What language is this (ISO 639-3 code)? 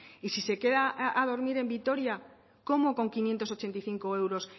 spa